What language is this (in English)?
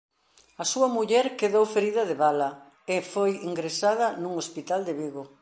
Galician